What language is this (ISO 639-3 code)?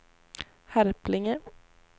swe